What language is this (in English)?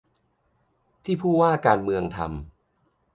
Thai